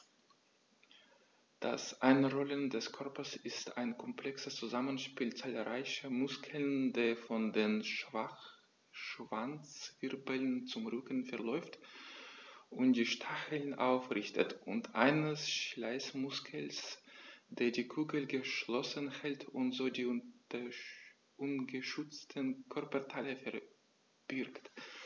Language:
German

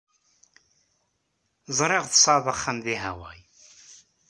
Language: Kabyle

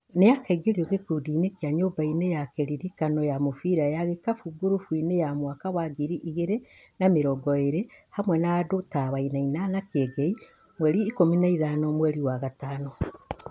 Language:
Kikuyu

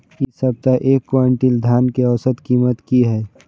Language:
Maithili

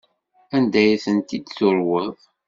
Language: Kabyle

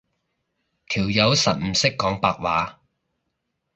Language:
Cantonese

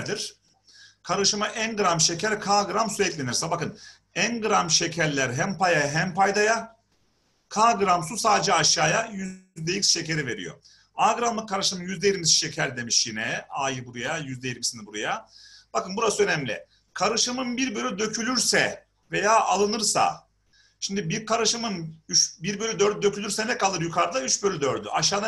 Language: Turkish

